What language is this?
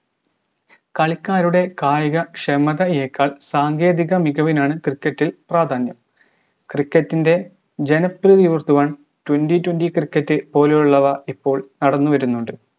Malayalam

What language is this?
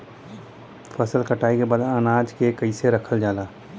Bhojpuri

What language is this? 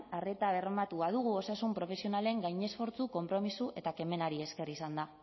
Basque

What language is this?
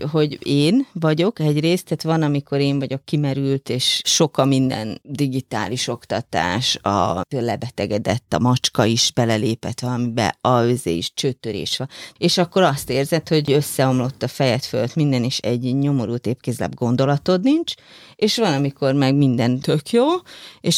Hungarian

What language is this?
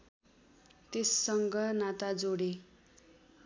Nepali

